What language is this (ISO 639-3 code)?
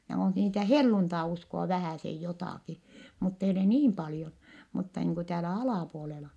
fin